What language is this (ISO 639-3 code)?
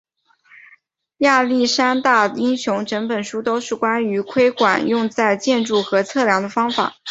zho